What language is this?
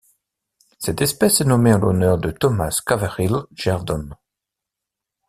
French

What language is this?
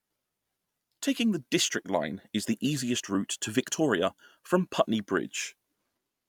English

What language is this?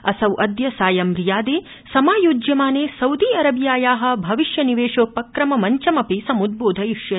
Sanskrit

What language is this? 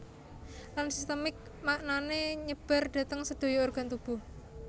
Javanese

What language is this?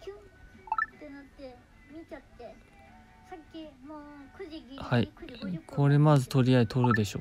Japanese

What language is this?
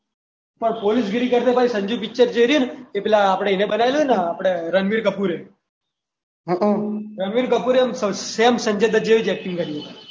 Gujarati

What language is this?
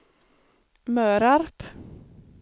Swedish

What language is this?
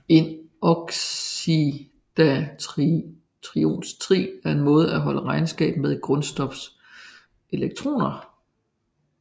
Danish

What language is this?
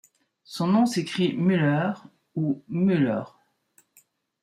French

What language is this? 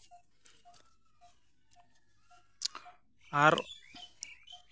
Santali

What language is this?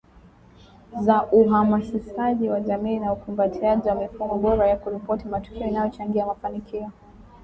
Swahili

